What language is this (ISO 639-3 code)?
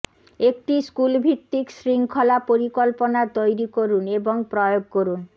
ben